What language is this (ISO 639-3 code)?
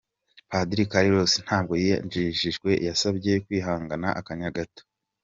kin